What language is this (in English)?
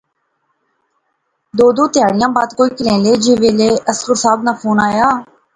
Pahari-Potwari